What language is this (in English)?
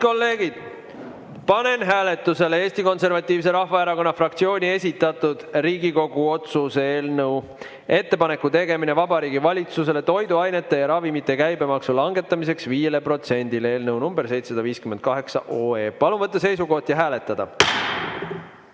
Estonian